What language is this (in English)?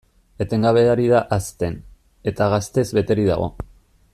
Basque